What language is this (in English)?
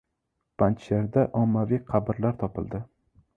Uzbek